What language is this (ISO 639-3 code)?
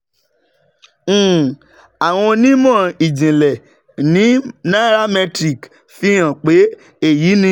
yor